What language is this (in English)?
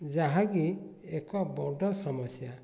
Odia